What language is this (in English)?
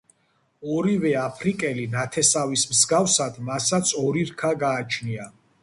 Georgian